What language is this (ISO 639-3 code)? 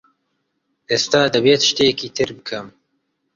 ckb